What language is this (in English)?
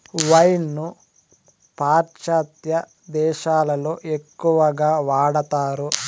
Telugu